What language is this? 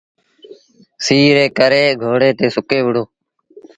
Sindhi Bhil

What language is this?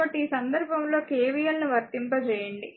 Telugu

